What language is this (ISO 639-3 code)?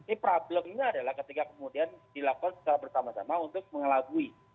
ind